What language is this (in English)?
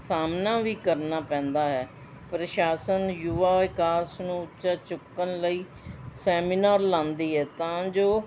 Punjabi